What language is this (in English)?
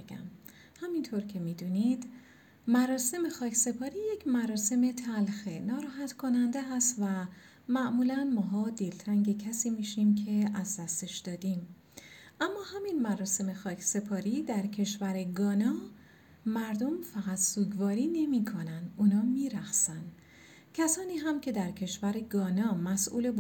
Persian